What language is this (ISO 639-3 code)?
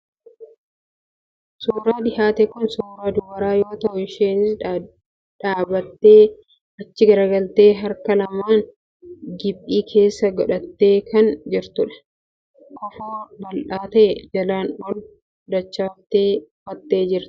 orm